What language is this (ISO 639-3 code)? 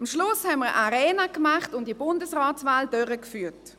gsw